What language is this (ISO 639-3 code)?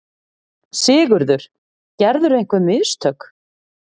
isl